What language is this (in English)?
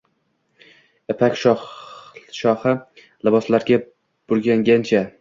Uzbek